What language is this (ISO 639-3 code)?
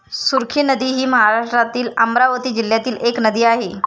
mar